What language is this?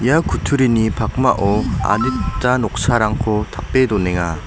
Garo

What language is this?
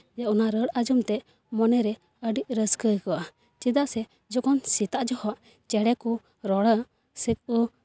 Santali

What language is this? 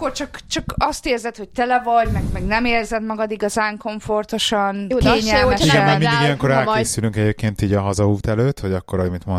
Hungarian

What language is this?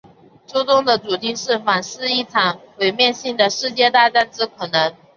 Chinese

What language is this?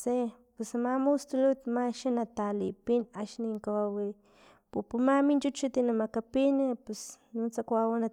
Filomena Mata-Coahuitlán Totonac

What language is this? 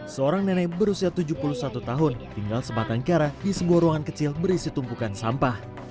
Indonesian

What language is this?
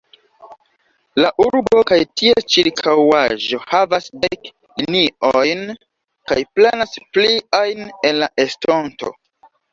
Esperanto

